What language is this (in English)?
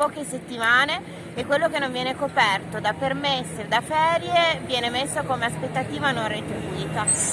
Italian